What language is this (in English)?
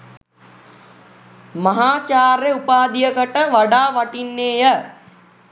Sinhala